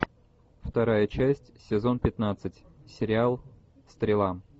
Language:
Russian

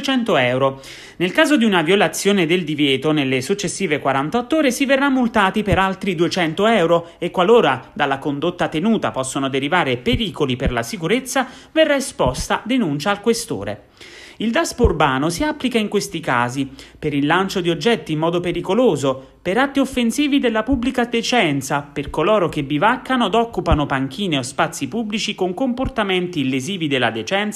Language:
Italian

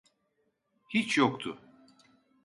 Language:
Turkish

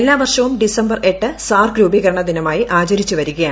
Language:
Malayalam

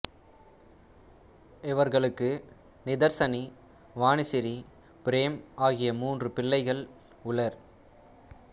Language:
Tamil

